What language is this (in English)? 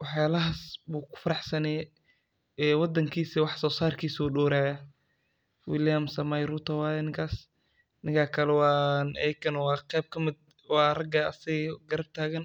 Somali